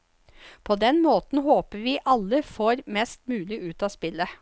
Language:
Norwegian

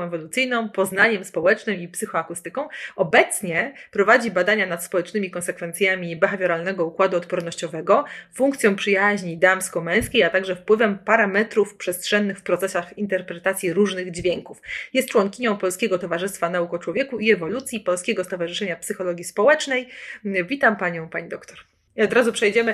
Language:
Polish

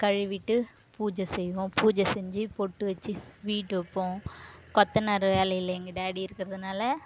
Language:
Tamil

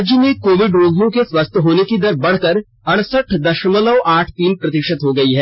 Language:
Hindi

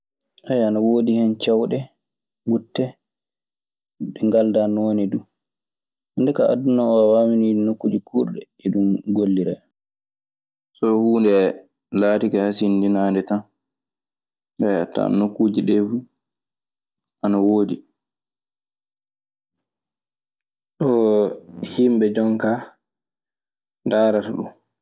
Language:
Maasina Fulfulde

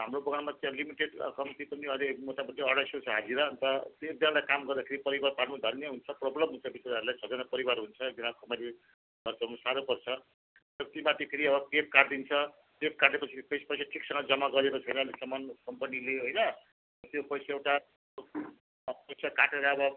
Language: Nepali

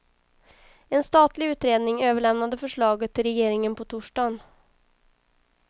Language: Swedish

